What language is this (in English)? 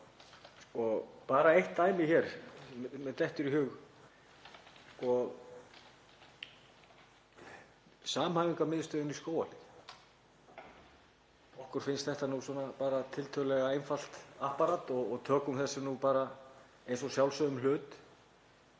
Icelandic